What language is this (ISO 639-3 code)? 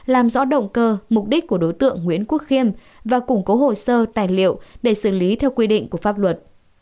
vie